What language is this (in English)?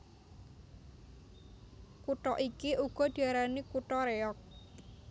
Javanese